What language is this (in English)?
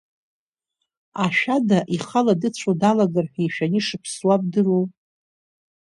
Abkhazian